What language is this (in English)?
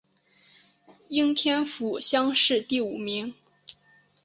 Chinese